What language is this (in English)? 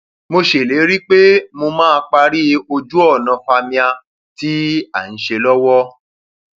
Yoruba